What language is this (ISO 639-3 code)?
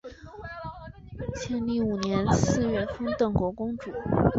zho